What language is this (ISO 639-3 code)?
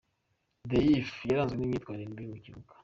kin